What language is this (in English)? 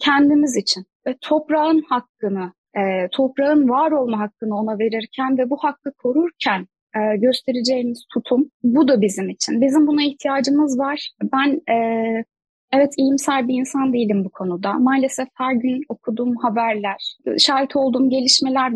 Turkish